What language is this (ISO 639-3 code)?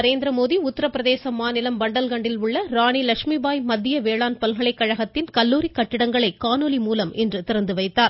tam